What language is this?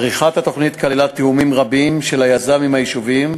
Hebrew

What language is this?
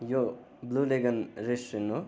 Nepali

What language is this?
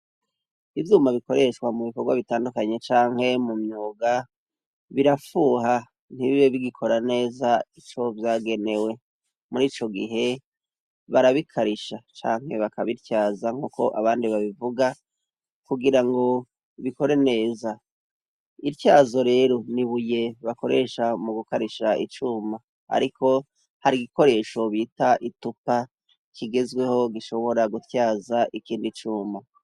Rundi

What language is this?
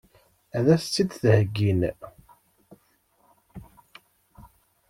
Kabyle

